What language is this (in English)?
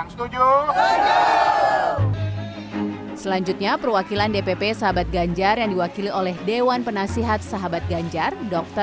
Indonesian